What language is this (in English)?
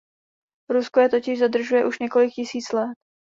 Czech